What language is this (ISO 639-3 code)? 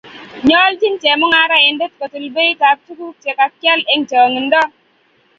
kln